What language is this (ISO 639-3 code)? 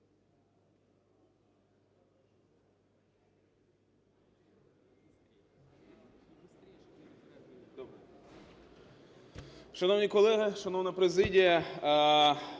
ukr